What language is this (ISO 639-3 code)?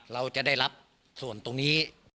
tha